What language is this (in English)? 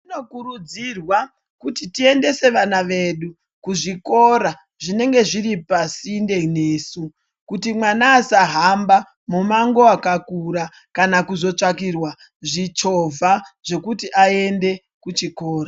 Ndau